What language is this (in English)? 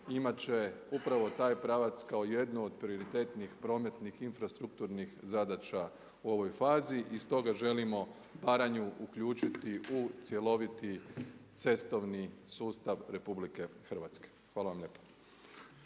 Croatian